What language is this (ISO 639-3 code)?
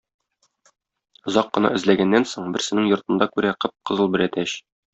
tat